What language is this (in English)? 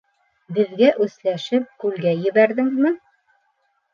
Bashkir